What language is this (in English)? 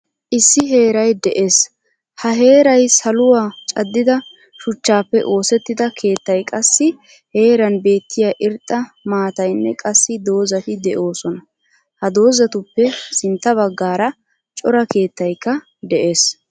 Wolaytta